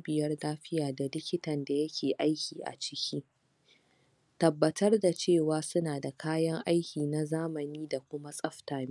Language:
Hausa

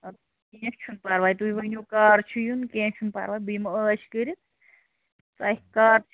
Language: Kashmiri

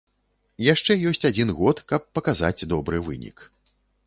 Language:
Belarusian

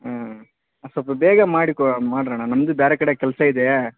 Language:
Kannada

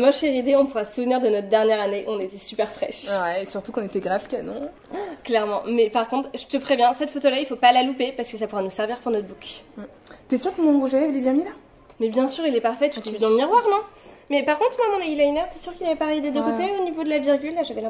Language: French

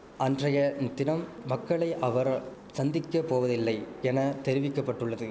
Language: Tamil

